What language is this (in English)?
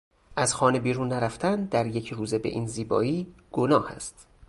Persian